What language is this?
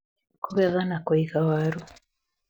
Kikuyu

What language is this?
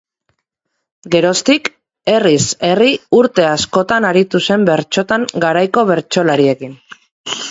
Basque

